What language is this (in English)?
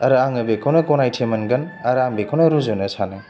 Bodo